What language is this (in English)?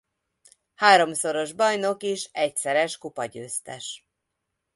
Hungarian